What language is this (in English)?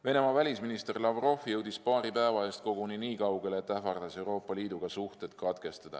Estonian